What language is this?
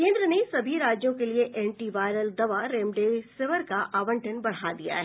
Hindi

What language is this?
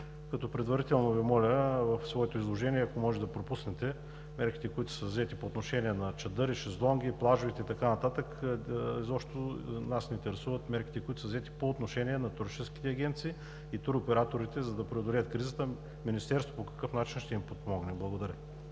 Bulgarian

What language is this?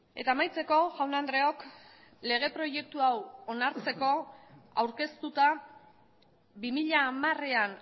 Basque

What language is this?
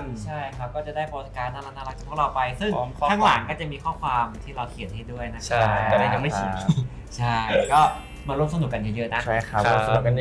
Thai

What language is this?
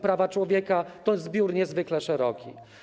Polish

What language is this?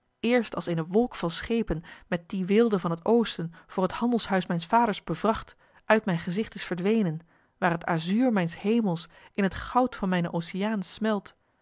Dutch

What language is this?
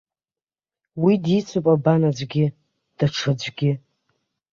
Abkhazian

